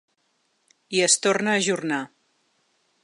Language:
Catalan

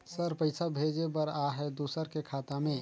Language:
Chhattisgarhi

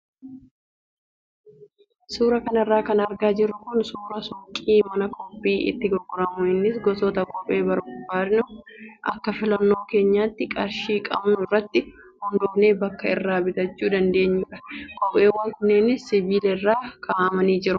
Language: Oromo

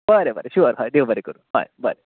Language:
Konkani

